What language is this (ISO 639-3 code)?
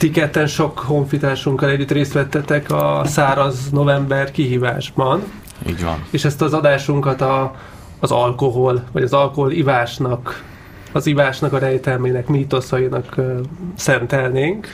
hun